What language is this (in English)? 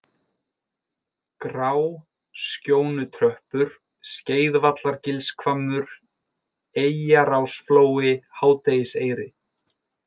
Icelandic